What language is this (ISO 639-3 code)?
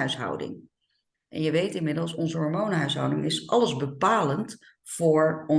nld